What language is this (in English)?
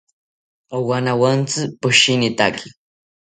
South Ucayali Ashéninka